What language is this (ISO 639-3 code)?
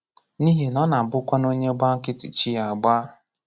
ibo